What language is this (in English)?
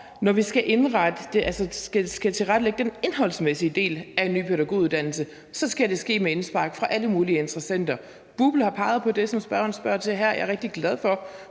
Danish